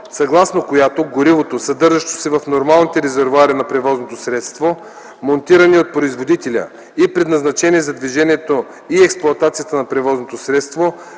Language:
Bulgarian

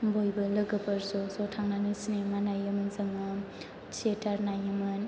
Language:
Bodo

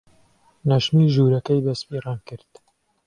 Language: Central Kurdish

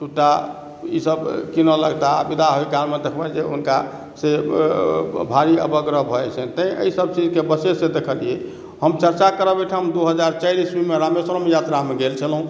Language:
Maithili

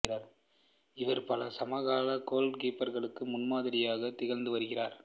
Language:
Tamil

